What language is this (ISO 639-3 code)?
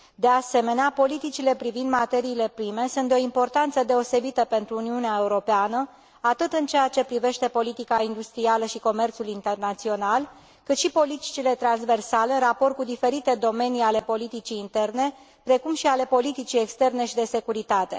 ron